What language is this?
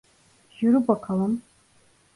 Turkish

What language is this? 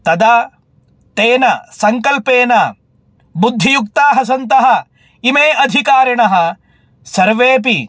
Sanskrit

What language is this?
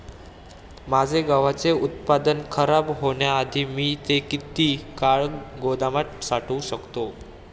Marathi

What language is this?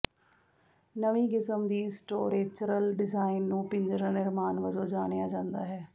Punjabi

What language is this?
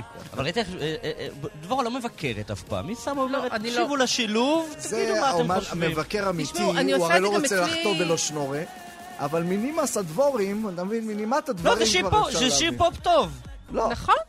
Hebrew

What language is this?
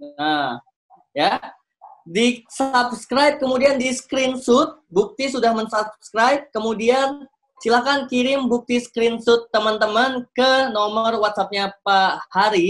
Indonesian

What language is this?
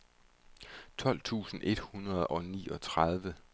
Danish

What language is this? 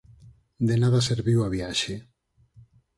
Galician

